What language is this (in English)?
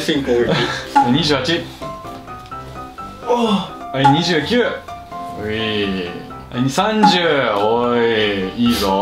Japanese